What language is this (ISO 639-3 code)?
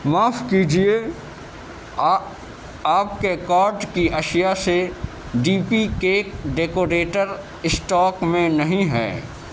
urd